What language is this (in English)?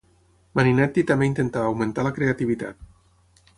Catalan